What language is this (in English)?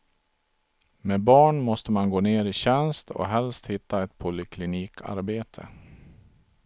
Swedish